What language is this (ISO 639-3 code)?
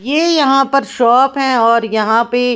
hin